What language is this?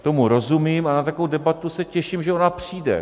Czech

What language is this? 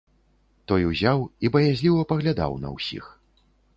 Belarusian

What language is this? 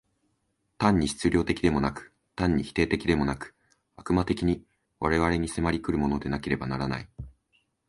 Japanese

